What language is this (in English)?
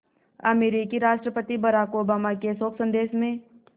Hindi